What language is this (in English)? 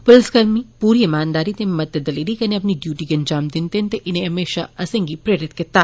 Dogri